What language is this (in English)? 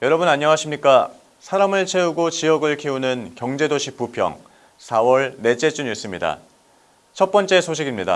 Korean